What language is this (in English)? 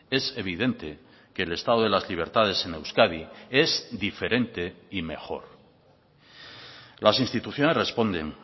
Spanish